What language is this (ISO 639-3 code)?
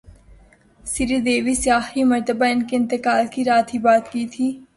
urd